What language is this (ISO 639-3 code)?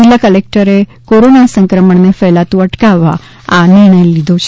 guj